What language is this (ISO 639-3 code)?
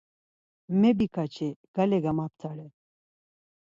lzz